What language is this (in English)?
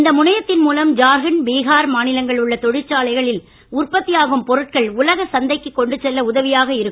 Tamil